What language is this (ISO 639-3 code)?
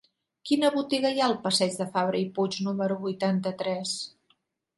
cat